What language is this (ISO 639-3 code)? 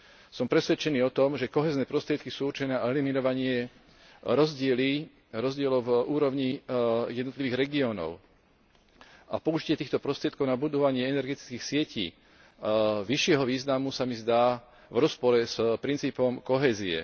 slk